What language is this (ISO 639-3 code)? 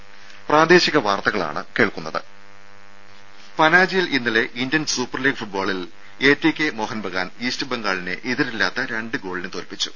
mal